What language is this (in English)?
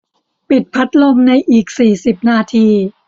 Thai